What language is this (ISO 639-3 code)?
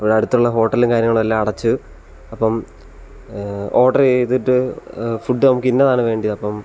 mal